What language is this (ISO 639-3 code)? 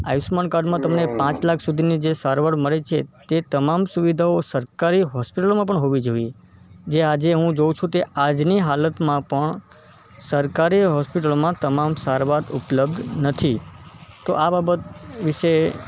guj